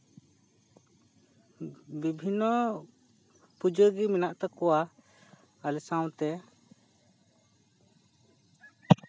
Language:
Santali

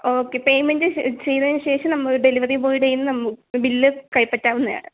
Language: Malayalam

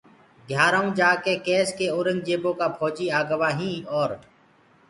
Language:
Gurgula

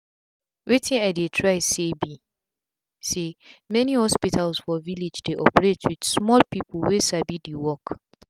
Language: Nigerian Pidgin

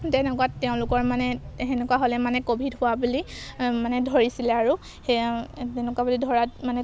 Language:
Assamese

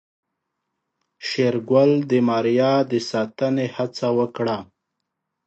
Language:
Pashto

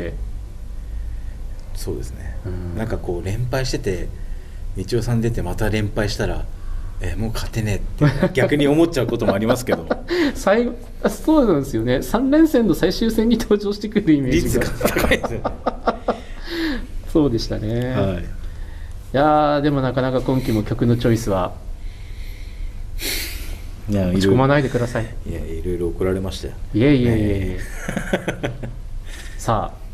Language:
Japanese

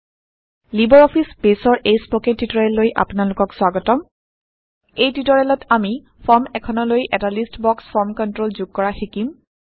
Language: Assamese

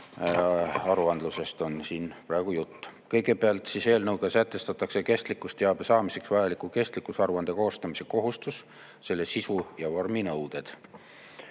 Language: Estonian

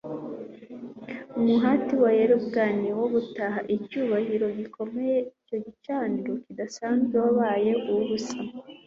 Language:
Kinyarwanda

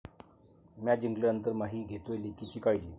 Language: Marathi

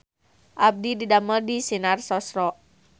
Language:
Sundanese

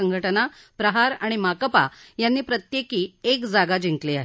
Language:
Marathi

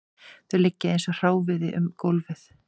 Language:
Icelandic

